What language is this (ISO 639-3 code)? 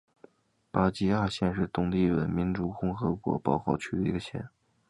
zho